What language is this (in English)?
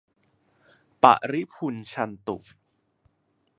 Thai